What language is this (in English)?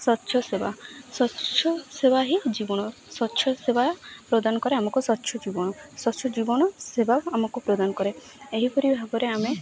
Odia